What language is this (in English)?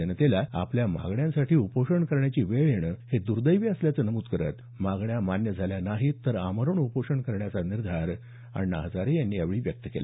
Marathi